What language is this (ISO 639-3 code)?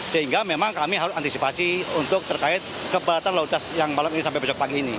ind